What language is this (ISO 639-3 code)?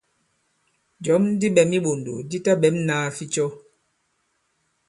abb